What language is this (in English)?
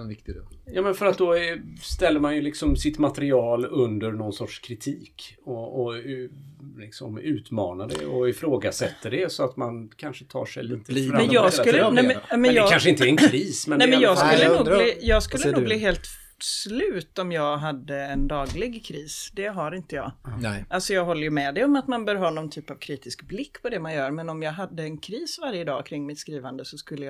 Swedish